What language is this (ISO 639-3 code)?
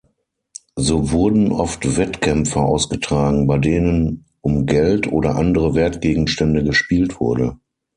deu